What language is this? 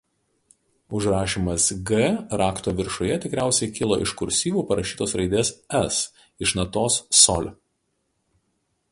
Lithuanian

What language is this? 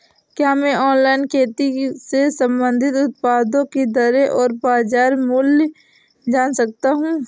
Hindi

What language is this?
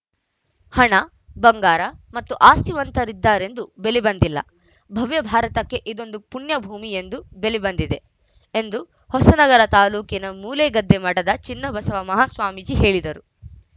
Kannada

